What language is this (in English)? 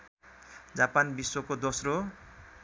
Nepali